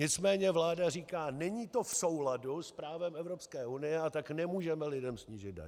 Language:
Czech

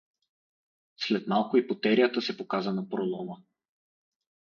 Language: Bulgarian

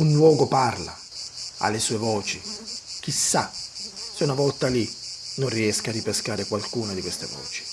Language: Italian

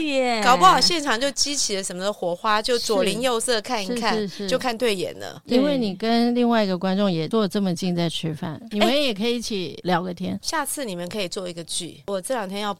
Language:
Chinese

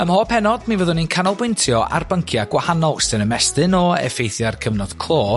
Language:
Welsh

